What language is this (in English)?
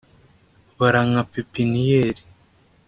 Kinyarwanda